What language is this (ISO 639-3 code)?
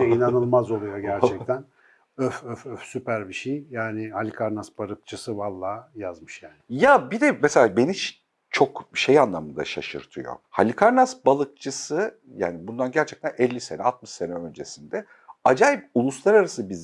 tur